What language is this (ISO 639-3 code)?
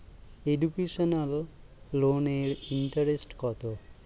ben